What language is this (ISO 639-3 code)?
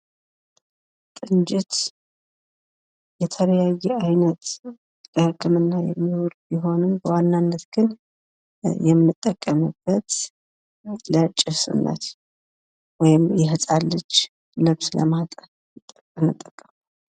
amh